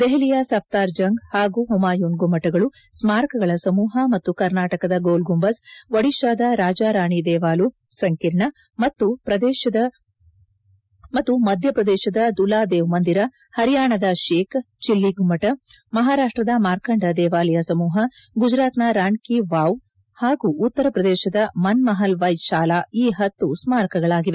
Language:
Kannada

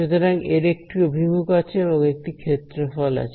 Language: Bangla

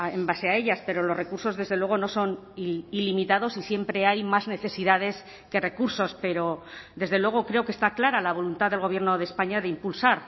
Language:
Spanish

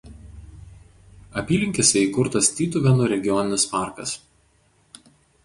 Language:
Lithuanian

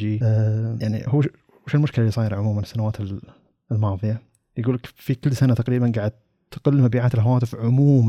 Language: Arabic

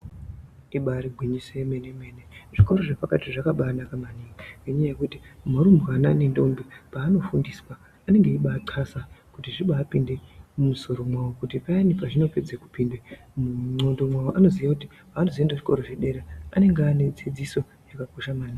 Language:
Ndau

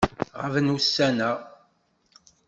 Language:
Kabyle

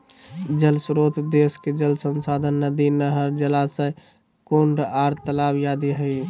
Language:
Magahi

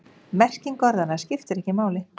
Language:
Icelandic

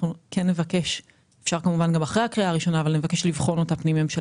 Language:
Hebrew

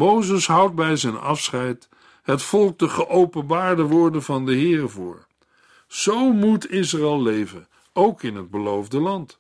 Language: Dutch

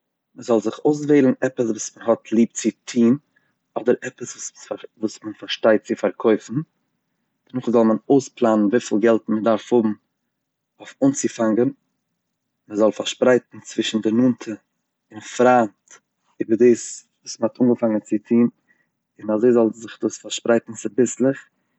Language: Yiddish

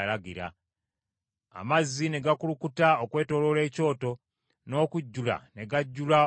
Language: Ganda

